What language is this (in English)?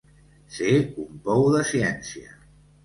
Catalan